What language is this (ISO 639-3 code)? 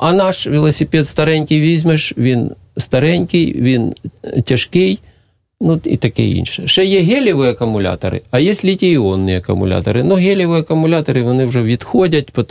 ukr